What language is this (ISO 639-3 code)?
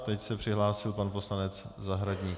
ces